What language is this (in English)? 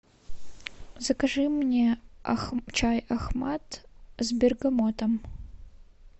Russian